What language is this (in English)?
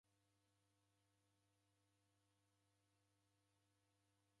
Taita